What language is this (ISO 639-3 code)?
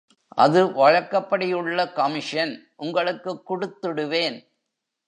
tam